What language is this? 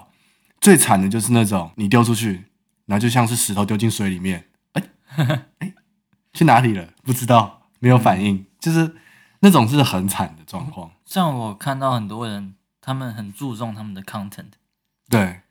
Chinese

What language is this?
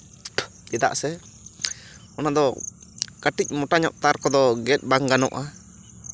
Santali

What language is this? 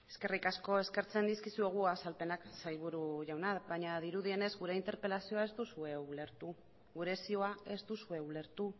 Basque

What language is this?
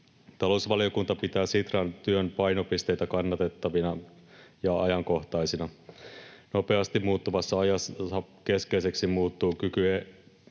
Finnish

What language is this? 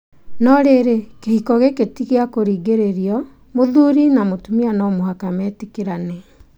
Kikuyu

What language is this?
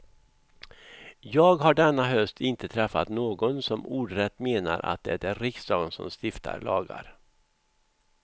Swedish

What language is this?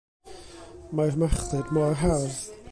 Welsh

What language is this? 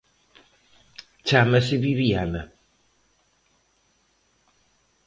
Galician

